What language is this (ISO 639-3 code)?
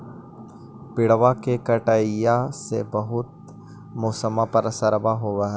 mag